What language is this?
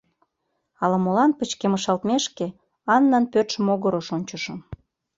Mari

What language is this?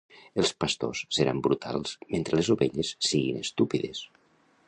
Catalan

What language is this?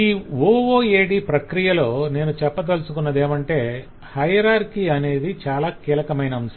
Telugu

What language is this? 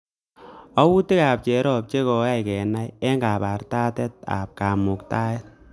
Kalenjin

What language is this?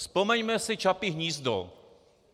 Czech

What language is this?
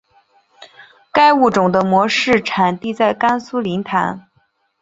Chinese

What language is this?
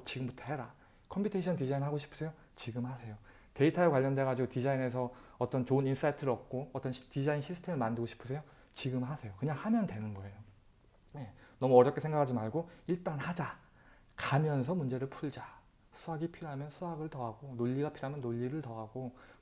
Korean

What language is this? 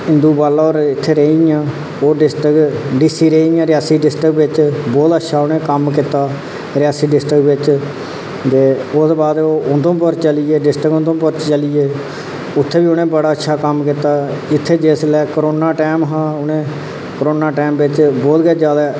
Dogri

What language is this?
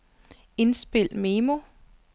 Danish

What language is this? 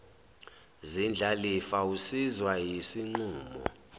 Zulu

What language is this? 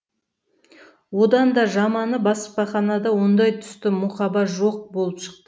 Kazakh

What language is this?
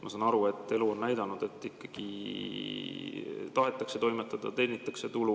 Estonian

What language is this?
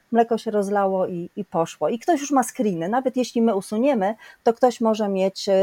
Polish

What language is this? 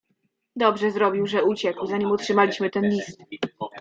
Polish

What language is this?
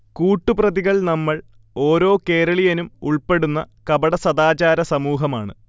Malayalam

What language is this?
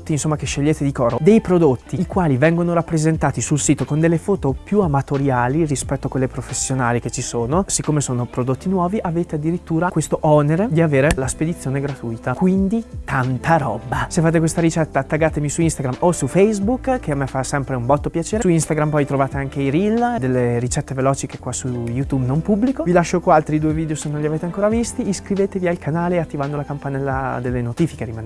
Italian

